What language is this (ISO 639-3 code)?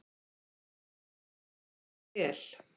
isl